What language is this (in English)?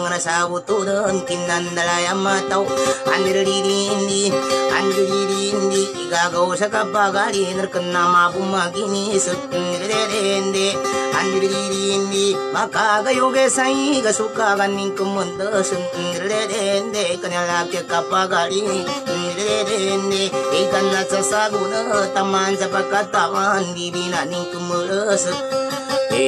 Indonesian